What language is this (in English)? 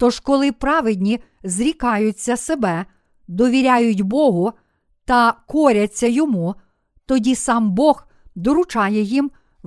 Ukrainian